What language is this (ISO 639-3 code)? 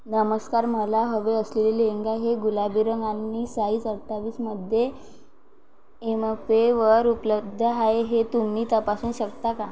mar